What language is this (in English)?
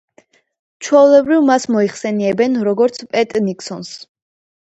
Georgian